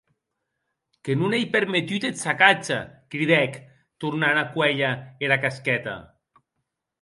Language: Occitan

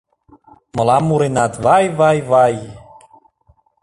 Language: Mari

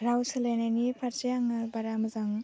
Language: Bodo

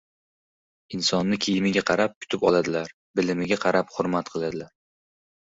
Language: Uzbek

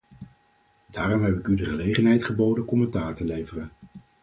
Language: Dutch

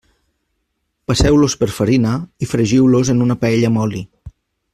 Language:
Catalan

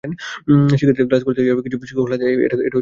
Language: Bangla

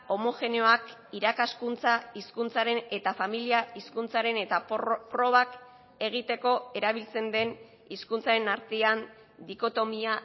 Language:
Basque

